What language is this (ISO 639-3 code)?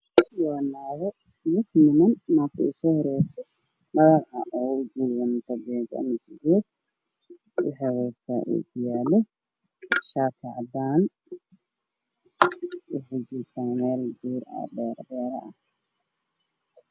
som